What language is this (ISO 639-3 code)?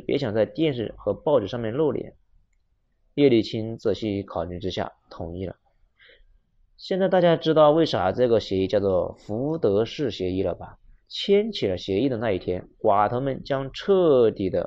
zho